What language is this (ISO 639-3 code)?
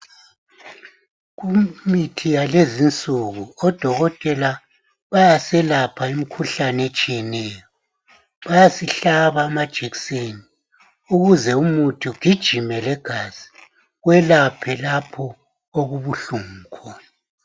nde